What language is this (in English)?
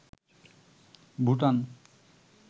Bangla